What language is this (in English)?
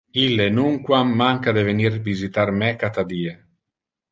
Interlingua